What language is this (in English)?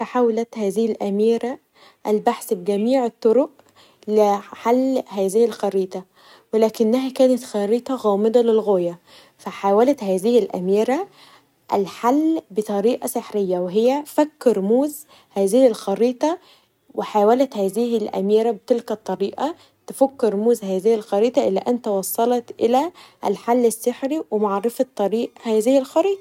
Egyptian Arabic